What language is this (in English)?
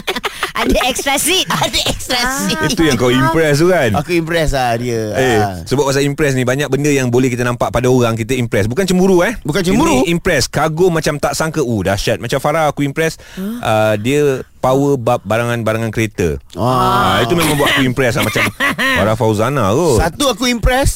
Malay